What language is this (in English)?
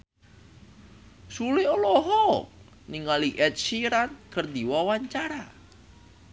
Sundanese